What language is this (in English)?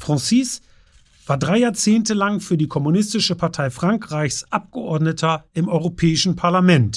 German